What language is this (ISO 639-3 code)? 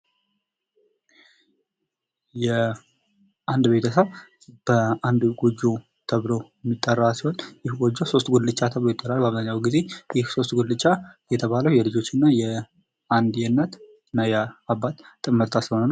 amh